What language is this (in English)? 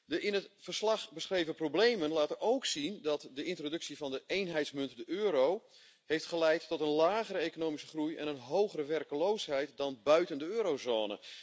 Dutch